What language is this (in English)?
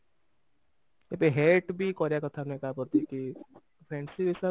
Odia